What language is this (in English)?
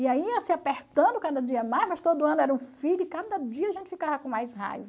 Portuguese